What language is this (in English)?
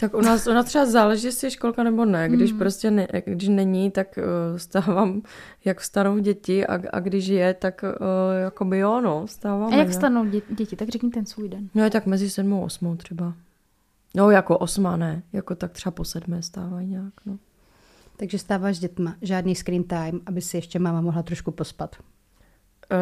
Czech